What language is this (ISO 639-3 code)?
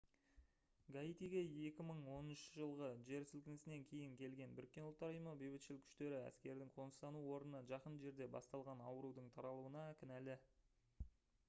kaz